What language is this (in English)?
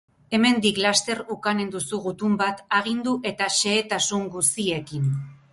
Basque